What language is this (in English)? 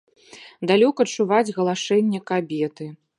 Belarusian